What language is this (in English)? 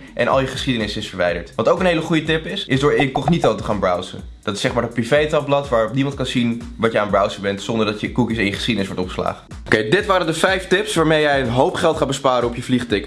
Dutch